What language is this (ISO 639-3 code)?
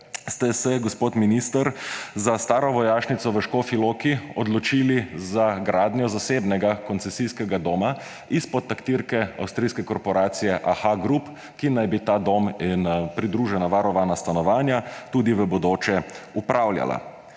slv